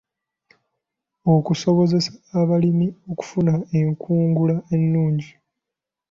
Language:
Ganda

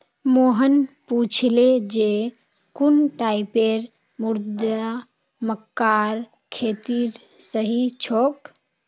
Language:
Magahi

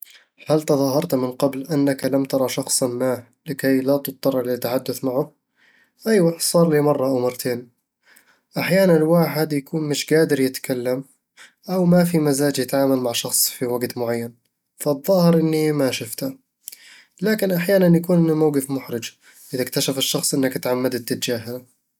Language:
Eastern Egyptian Bedawi Arabic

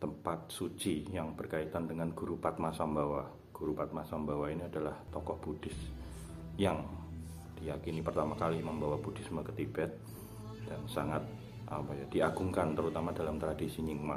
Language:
Indonesian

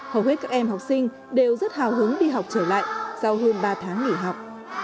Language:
Vietnamese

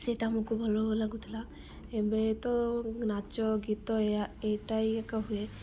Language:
Odia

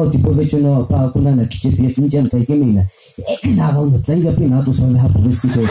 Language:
Romanian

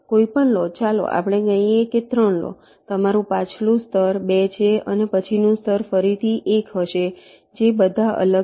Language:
Gujarati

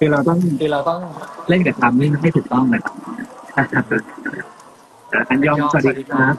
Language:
Thai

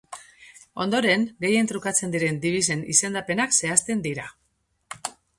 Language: Basque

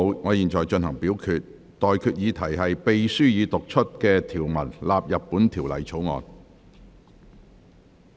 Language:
Cantonese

